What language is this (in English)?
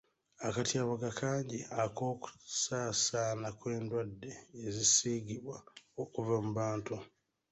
Ganda